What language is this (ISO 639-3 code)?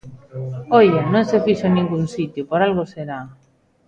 glg